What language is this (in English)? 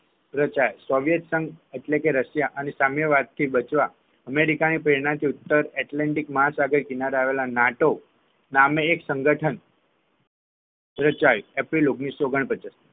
Gujarati